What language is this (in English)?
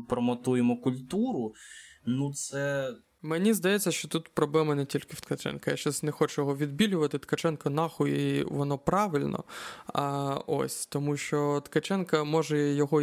Ukrainian